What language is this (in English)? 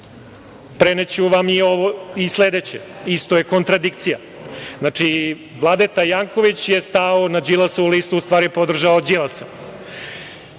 Serbian